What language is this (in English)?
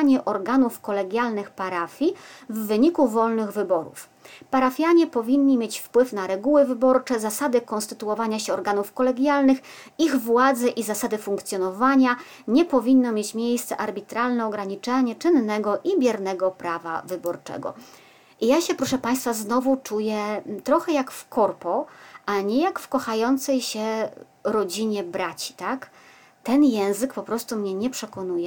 Polish